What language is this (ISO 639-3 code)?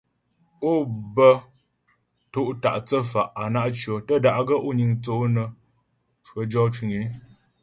bbj